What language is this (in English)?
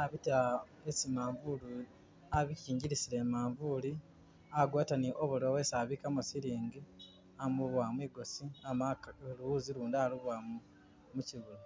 Masaaba